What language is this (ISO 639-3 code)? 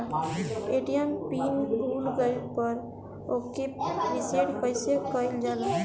bho